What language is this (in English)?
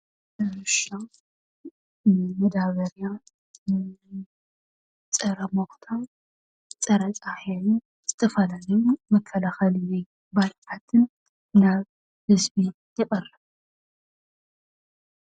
Tigrinya